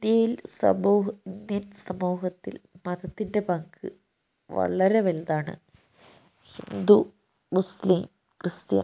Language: Malayalam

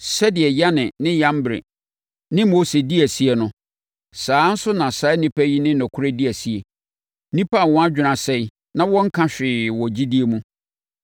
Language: Akan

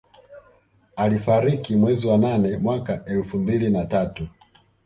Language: Swahili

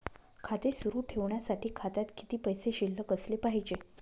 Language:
Marathi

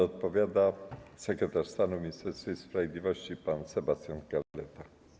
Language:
Polish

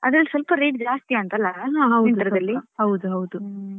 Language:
Kannada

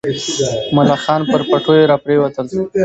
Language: Pashto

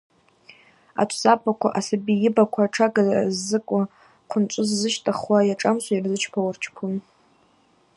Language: Abaza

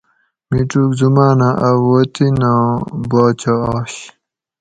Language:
Gawri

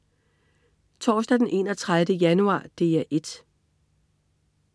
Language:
Danish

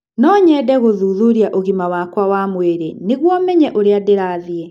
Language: Kikuyu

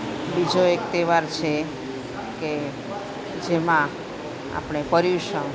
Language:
Gujarati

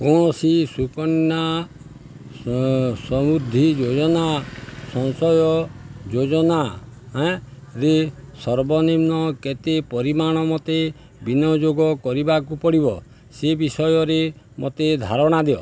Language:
Odia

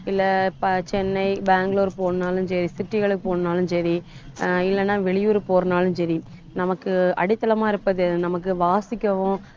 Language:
Tamil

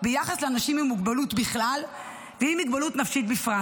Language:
Hebrew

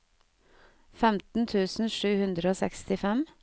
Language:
Norwegian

